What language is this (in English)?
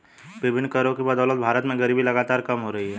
Hindi